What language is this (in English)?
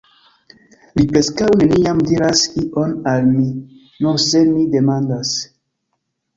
Esperanto